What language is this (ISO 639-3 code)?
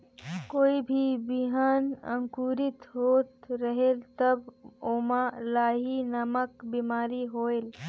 hne